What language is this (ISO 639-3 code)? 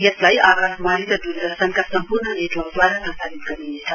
nep